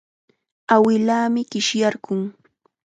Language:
Chiquián Ancash Quechua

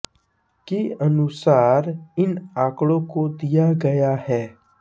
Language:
Hindi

